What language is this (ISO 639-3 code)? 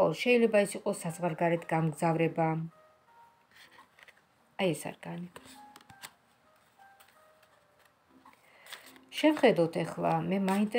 ron